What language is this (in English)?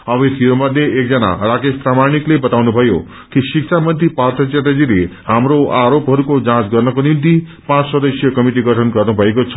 Nepali